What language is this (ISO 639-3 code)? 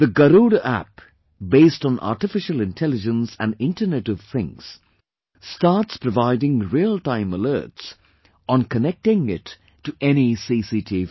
eng